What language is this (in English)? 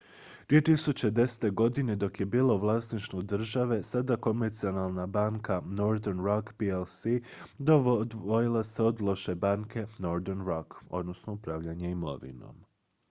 Croatian